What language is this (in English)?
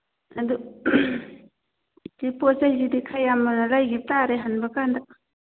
Manipuri